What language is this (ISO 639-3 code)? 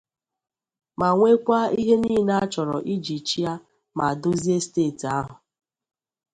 ibo